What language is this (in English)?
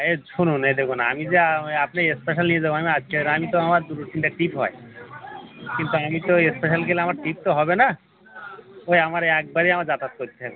Bangla